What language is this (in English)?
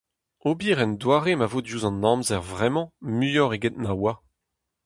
Breton